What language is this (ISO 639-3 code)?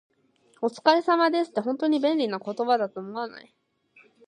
jpn